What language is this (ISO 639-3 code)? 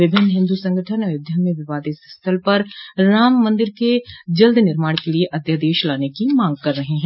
hin